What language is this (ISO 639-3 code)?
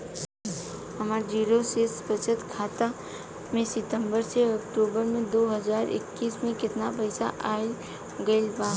bho